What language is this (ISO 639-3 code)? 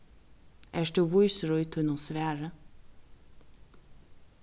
fao